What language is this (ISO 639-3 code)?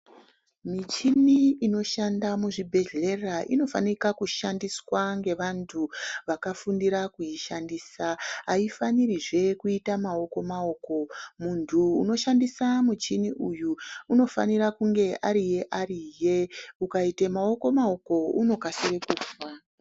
ndc